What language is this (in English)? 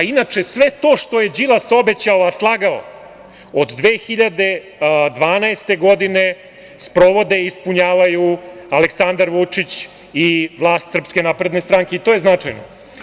Serbian